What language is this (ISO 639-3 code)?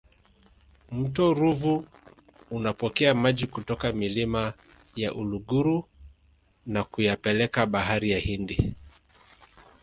swa